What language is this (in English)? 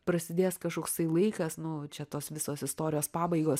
Lithuanian